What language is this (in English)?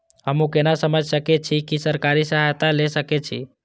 Maithili